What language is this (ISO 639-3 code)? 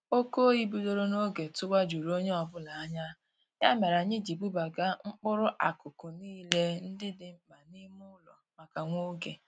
ibo